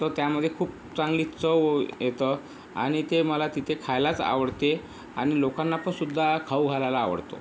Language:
Marathi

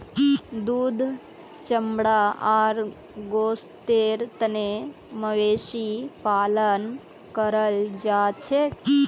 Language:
Magahi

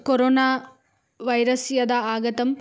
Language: Sanskrit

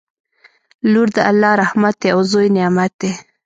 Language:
Pashto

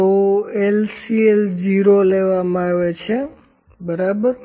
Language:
Gujarati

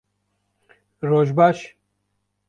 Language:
Kurdish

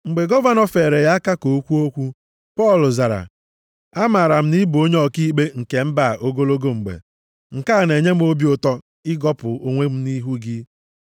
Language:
Igbo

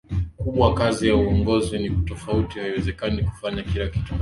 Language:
Swahili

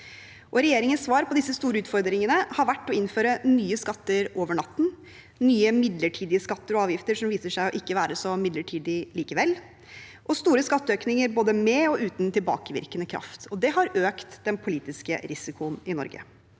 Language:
Norwegian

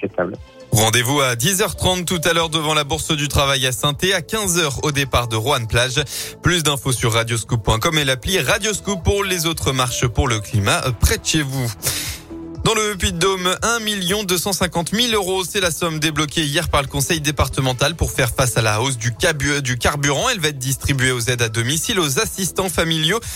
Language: French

